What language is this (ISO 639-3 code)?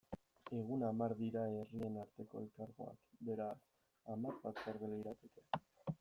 eus